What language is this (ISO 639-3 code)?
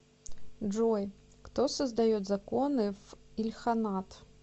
rus